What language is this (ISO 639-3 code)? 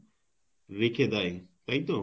ben